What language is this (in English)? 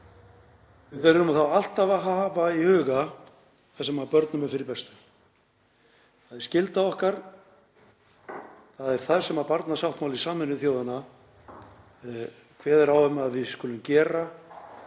Icelandic